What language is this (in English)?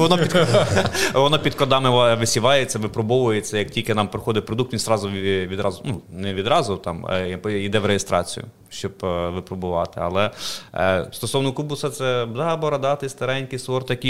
Ukrainian